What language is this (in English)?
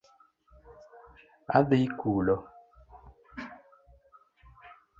Luo (Kenya and Tanzania)